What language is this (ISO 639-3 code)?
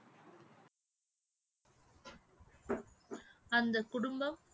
tam